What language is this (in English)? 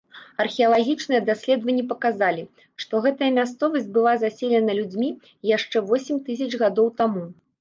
Belarusian